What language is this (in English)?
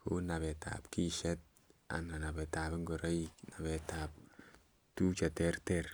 Kalenjin